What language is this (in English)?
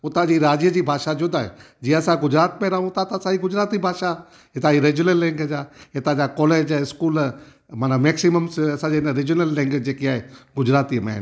Sindhi